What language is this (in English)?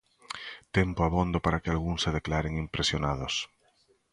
Galician